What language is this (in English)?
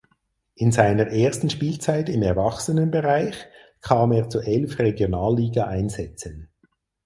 German